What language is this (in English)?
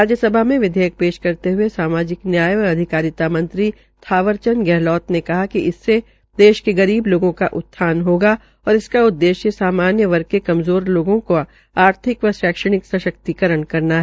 Hindi